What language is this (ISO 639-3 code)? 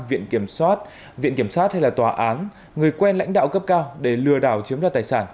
vie